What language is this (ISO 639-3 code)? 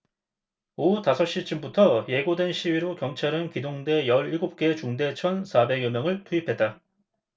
kor